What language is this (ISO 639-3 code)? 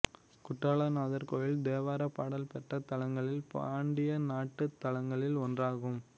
tam